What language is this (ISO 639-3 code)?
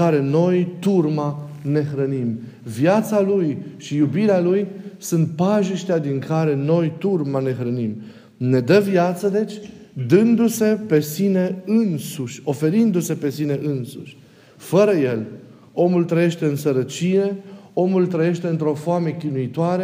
ron